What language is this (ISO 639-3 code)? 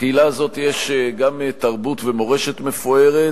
heb